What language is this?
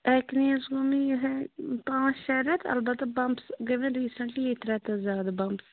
Kashmiri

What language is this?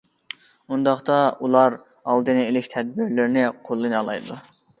Uyghur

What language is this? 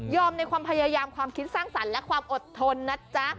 Thai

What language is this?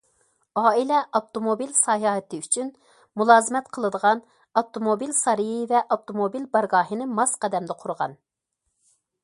Uyghur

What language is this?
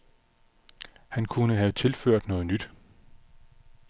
Danish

